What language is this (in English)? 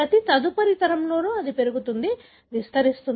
Telugu